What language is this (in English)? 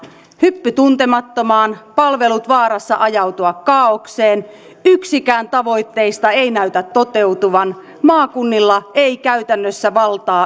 Finnish